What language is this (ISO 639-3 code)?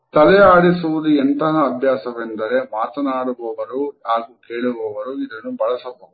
kan